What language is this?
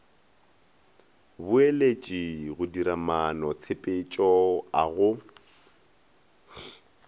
Northern Sotho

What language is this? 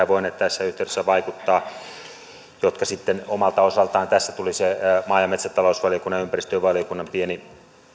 Finnish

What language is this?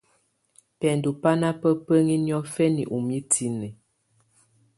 Tunen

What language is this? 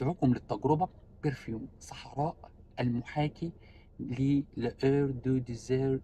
Arabic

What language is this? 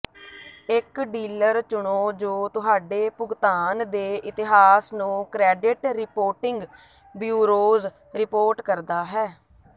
Punjabi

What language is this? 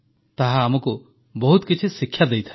Odia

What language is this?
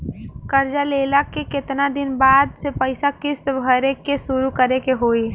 Bhojpuri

